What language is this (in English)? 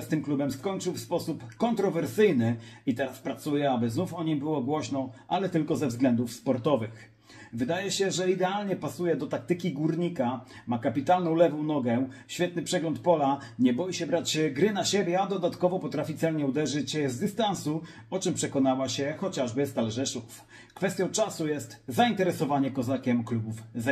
Polish